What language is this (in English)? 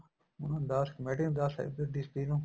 Punjabi